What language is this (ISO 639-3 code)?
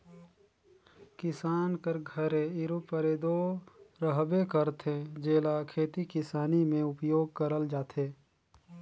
hne